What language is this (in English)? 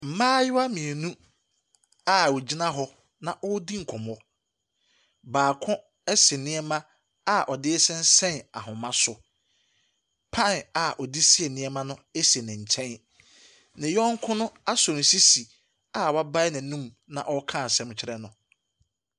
Akan